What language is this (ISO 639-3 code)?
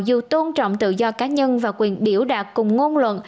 vie